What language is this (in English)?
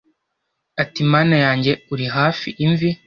Kinyarwanda